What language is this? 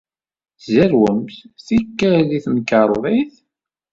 Kabyle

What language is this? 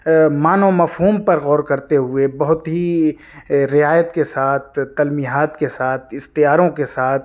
Urdu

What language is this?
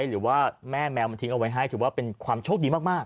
Thai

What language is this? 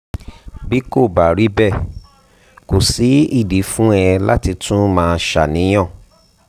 Yoruba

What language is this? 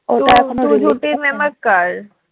Bangla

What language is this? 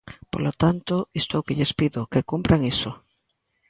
Galician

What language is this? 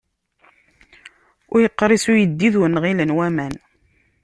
Kabyle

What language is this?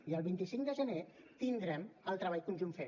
Catalan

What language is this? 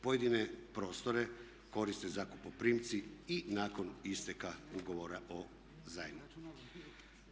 Croatian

